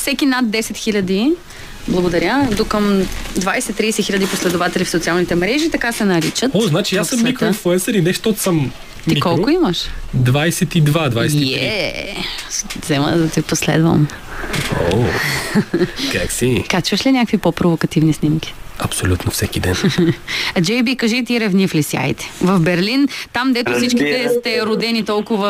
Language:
Bulgarian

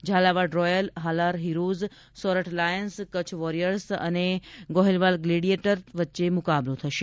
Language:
Gujarati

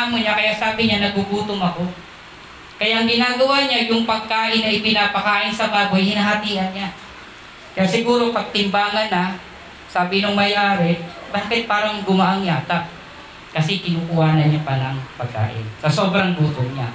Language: Filipino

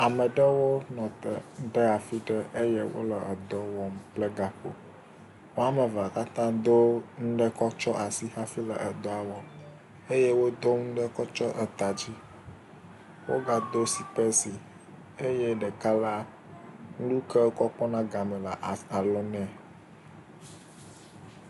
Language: Ewe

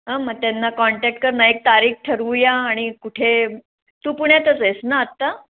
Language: Marathi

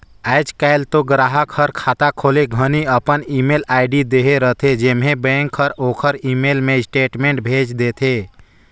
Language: Chhattisgarhi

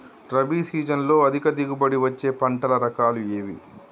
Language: Telugu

